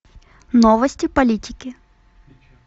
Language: Russian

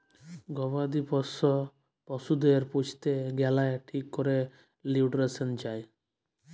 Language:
Bangla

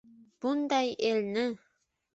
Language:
Uzbek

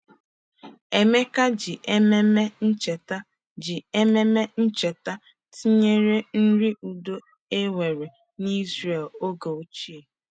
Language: Igbo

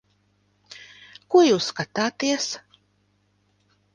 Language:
Latvian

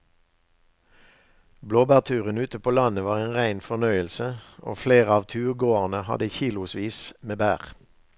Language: Norwegian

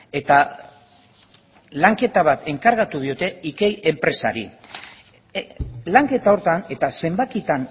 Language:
Basque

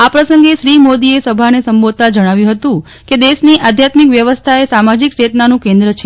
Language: Gujarati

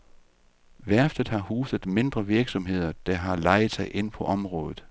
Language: Danish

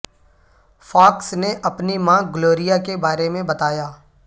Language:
Urdu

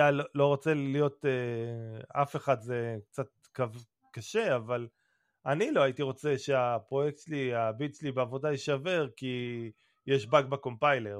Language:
Hebrew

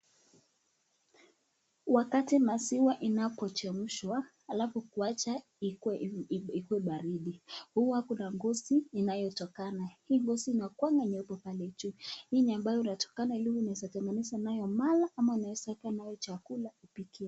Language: Swahili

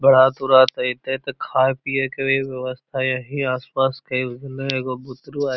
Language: Magahi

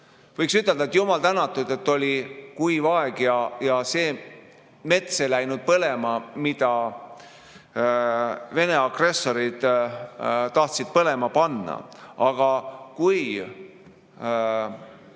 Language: Estonian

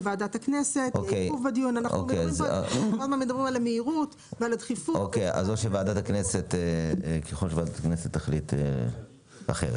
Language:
Hebrew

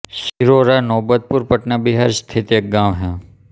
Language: Hindi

